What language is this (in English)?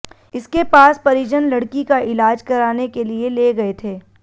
Hindi